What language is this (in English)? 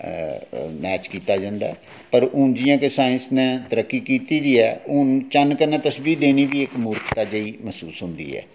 Dogri